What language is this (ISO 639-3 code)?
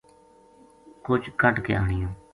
gju